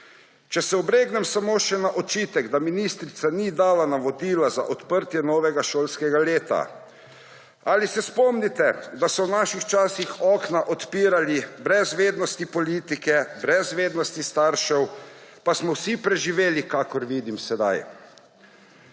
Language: Slovenian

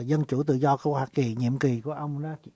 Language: Vietnamese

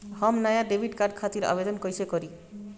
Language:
Bhojpuri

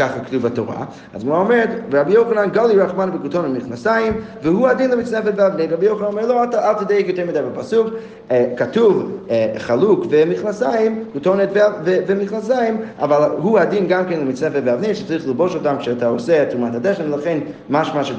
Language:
Hebrew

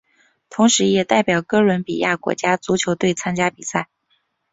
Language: Chinese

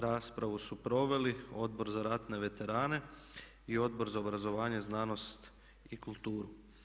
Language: Croatian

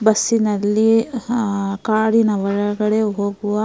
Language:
Kannada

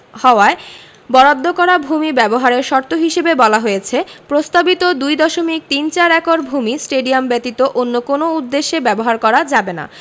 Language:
Bangla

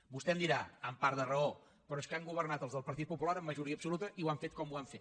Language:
Catalan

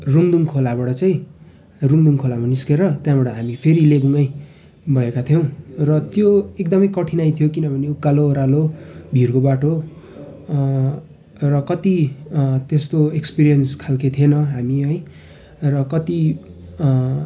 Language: Nepali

